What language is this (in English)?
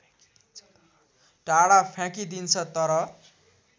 Nepali